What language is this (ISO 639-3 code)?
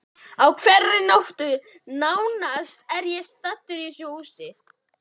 isl